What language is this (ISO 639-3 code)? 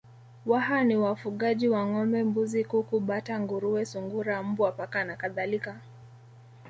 swa